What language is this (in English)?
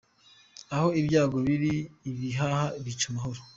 Kinyarwanda